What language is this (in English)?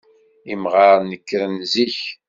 Kabyle